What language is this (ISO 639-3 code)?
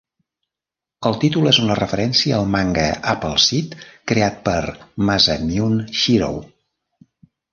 cat